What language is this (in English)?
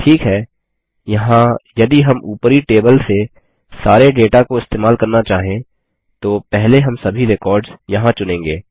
Hindi